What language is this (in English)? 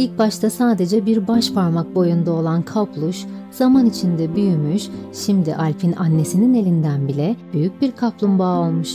Turkish